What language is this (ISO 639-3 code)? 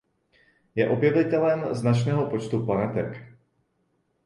ces